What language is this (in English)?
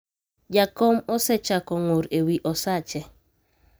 Luo (Kenya and Tanzania)